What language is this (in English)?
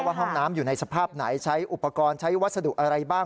Thai